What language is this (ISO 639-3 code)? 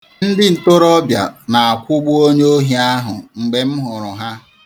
ibo